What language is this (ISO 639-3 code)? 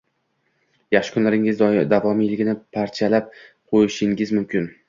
uzb